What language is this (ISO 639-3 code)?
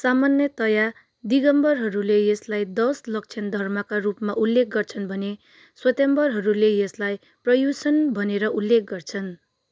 nep